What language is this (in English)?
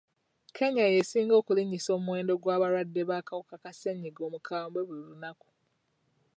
Ganda